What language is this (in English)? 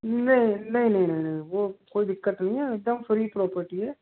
Hindi